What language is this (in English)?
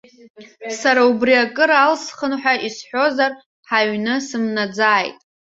Abkhazian